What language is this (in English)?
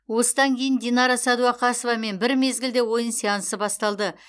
Kazakh